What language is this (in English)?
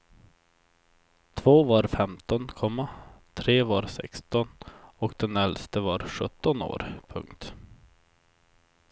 Swedish